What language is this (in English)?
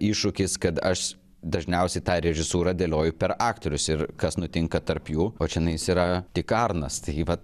Lithuanian